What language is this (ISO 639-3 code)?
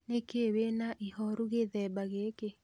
kik